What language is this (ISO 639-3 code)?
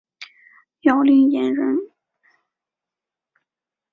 zho